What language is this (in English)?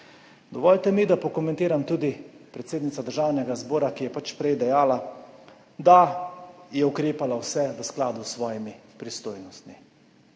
Slovenian